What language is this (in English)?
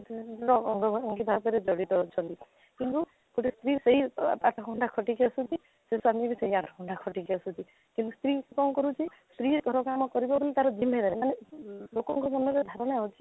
Odia